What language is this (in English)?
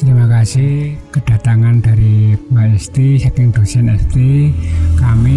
Indonesian